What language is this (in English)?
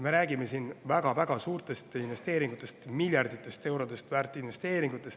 Estonian